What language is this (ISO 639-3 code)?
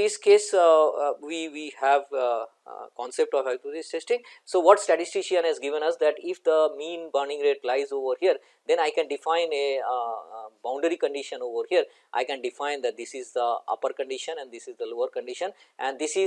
eng